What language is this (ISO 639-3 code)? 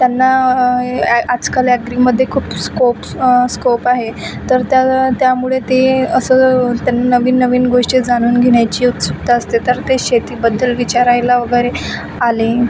mar